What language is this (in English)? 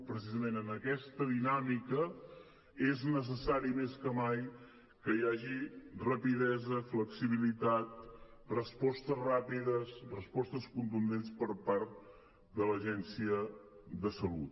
Catalan